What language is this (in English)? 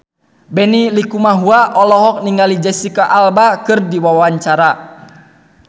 Sundanese